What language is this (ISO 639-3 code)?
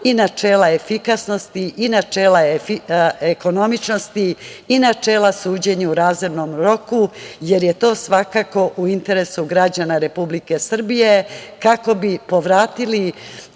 srp